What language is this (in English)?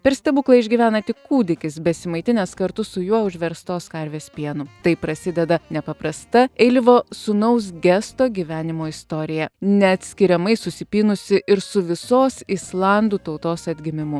Lithuanian